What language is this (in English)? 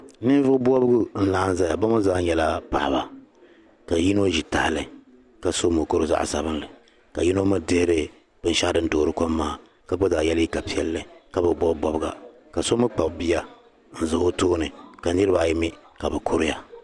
Dagbani